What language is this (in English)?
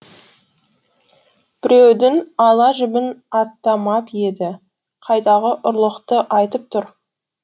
Kazakh